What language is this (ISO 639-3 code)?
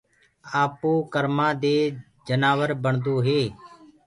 ggg